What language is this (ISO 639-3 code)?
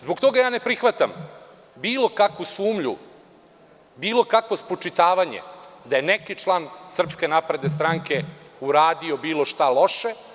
srp